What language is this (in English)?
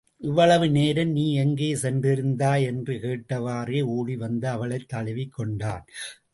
Tamil